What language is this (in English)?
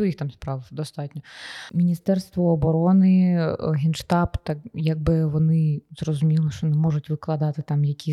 Ukrainian